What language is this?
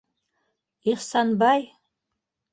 Bashkir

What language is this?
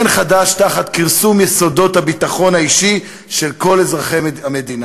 Hebrew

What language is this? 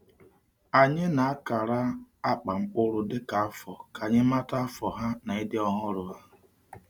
Igbo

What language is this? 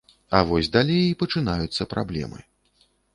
Belarusian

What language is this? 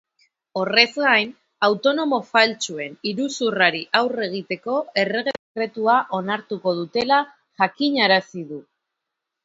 Basque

